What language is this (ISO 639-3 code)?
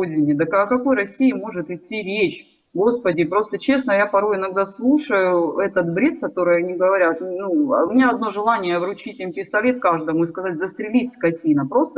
rus